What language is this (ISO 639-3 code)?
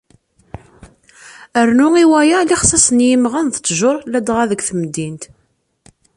kab